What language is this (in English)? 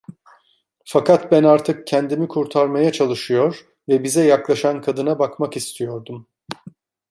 Turkish